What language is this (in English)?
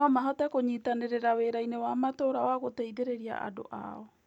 Kikuyu